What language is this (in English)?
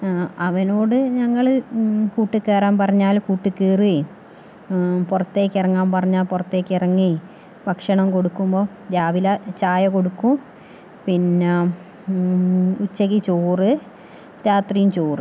Malayalam